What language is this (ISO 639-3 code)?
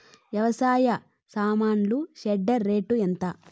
tel